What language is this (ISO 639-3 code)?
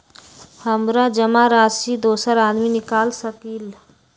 mag